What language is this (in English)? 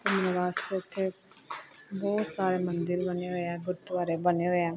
Punjabi